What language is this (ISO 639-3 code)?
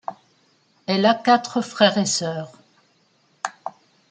fra